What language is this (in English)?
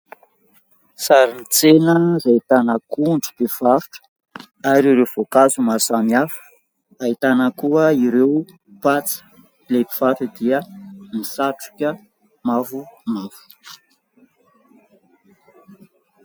Malagasy